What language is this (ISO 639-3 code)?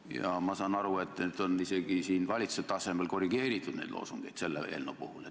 est